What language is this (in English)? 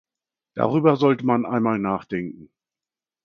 German